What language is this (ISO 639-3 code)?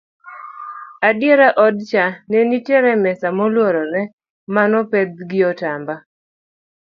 luo